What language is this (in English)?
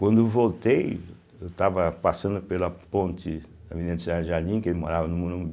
Portuguese